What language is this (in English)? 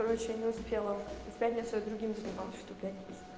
Russian